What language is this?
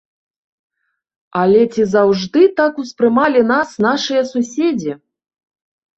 Belarusian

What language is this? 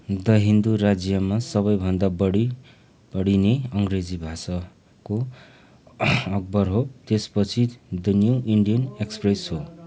Nepali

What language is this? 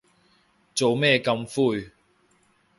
Cantonese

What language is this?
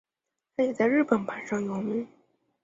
Chinese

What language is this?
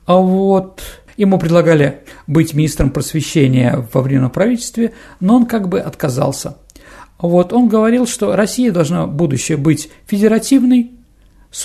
Russian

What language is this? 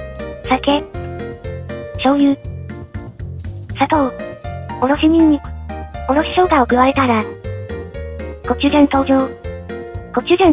Japanese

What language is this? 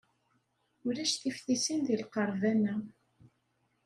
Kabyle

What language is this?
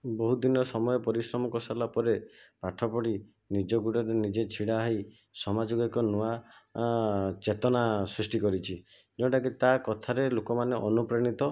Odia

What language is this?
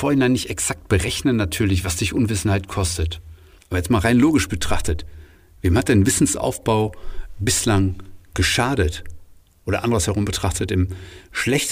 German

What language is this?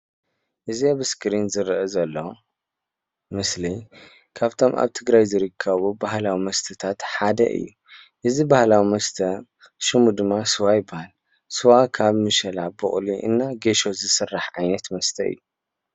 Tigrinya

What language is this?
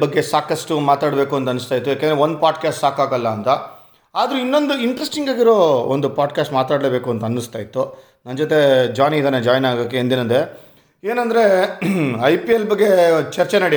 Kannada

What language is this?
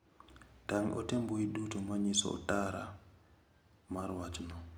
Luo (Kenya and Tanzania)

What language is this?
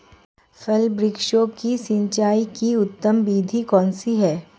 Hindi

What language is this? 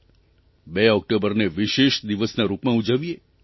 Gujarati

